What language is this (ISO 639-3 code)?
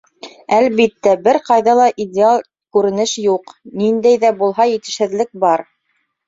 bak